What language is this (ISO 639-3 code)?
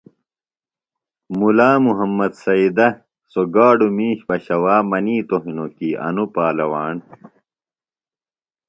phl